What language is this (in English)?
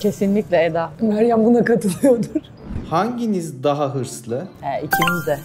Turkish